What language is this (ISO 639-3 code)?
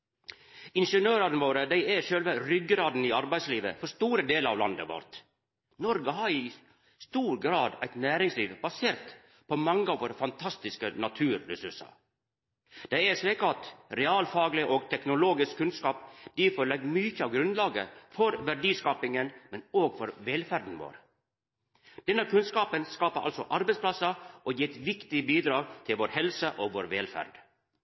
nno